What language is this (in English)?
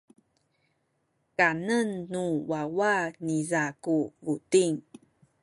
Sakizaya